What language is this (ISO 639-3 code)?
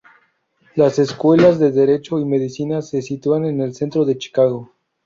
spa